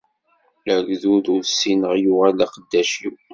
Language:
Kabyle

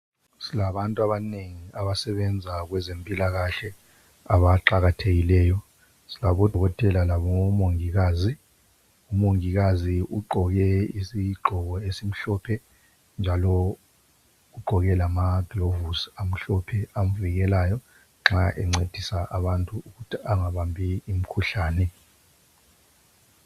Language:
North Ndebele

